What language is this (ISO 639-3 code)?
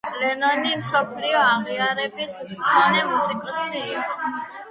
kat